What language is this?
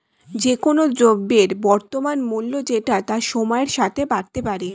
Bangla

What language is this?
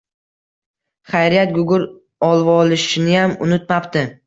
Uzbek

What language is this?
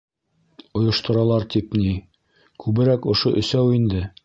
Bashkir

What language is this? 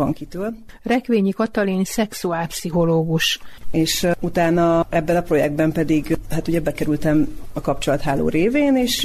Hungarian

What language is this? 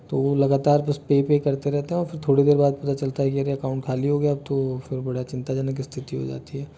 Hindi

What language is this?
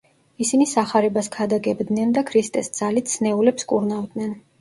Georgian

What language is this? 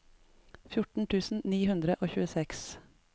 Norwegian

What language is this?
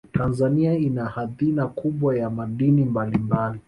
Swahili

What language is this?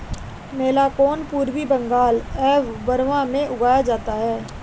Hindi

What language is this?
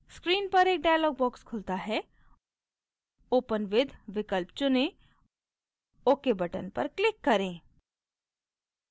Hindi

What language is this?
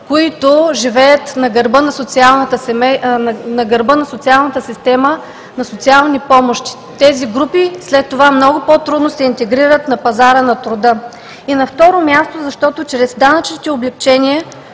Bulgarian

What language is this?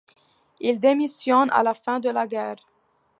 French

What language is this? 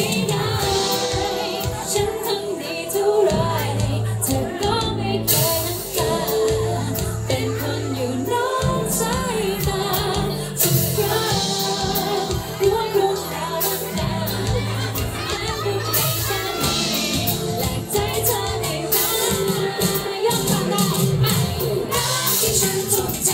Thai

